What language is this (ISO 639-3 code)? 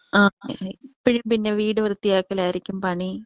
mal